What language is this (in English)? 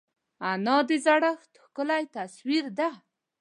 Pashto